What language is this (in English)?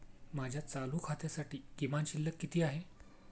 Marathi